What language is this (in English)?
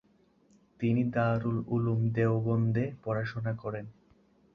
Bangla